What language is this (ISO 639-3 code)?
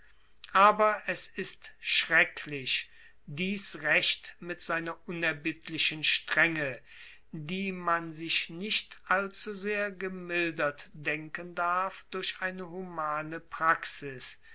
deu